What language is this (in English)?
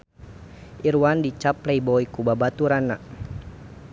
Sundanese